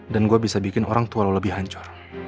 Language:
Indonesian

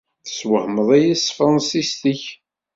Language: Kabyle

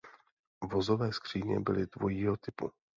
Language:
Czech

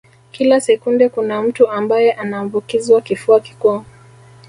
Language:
Swahili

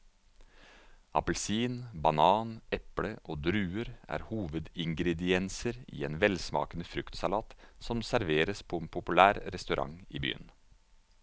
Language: Norwegian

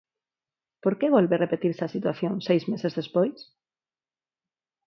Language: Galician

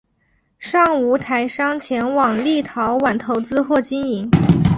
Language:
Chinese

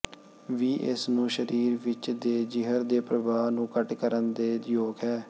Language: Punjabi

